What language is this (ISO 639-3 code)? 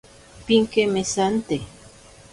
prq